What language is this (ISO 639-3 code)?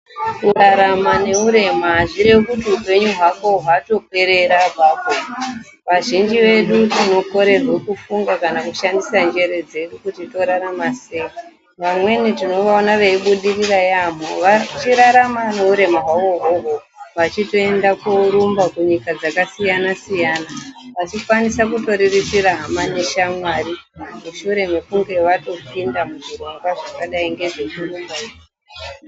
ndc